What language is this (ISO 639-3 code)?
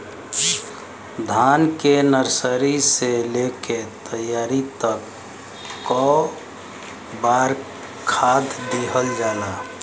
bho